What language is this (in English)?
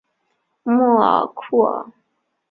Chinese